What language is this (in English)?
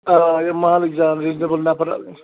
Kashmiri